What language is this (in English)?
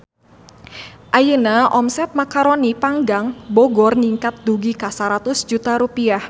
Sundanese